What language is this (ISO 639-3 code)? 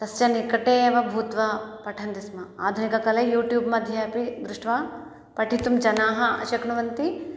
san